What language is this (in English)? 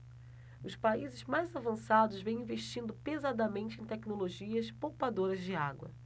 Portuguese